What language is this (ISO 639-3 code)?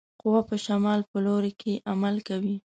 pus